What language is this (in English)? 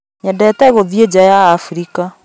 Kikuyu